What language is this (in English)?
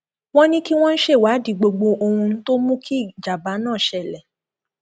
Yoruba